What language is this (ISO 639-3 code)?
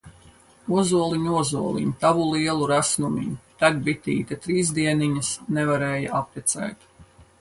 lav